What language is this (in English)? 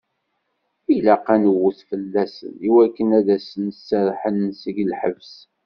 Kabyle